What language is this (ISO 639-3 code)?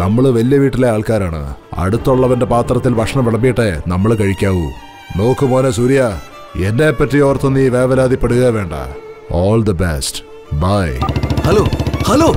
mal